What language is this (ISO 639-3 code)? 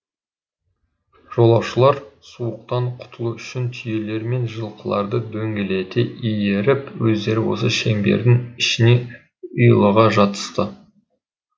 kaz